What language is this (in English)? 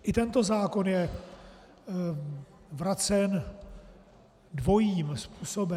Czech